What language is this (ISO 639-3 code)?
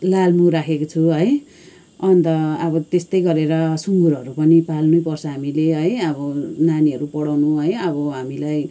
nep